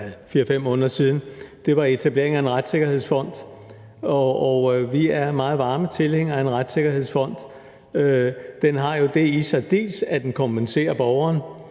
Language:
Danish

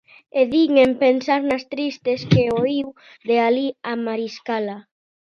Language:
Galician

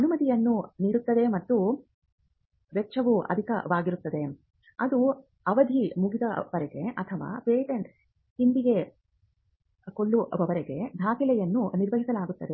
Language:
Kannada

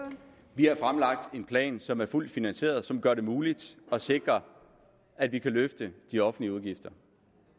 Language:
Danish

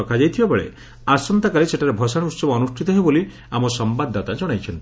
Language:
Odia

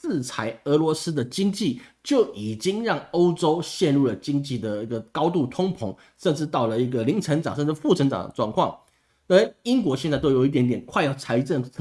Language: Chinese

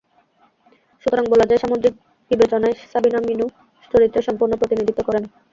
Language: Bangla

